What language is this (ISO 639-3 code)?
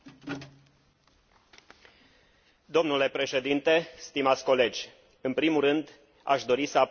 ron